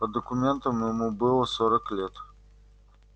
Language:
Russian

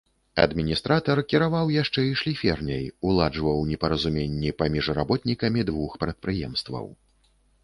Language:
Belarusian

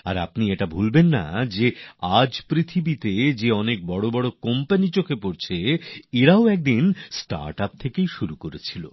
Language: Bangla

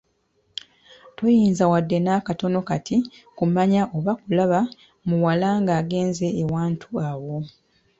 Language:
Ganda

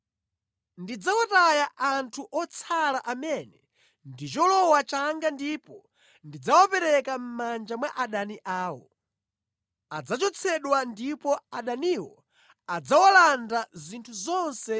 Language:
Nyanja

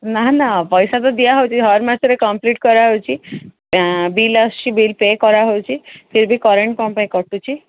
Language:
Odia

